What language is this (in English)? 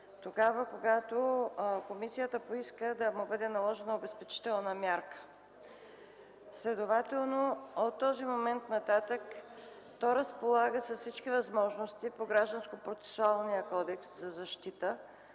Bulgarian